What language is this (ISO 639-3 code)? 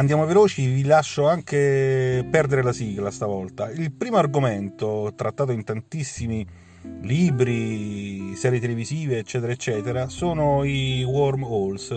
ita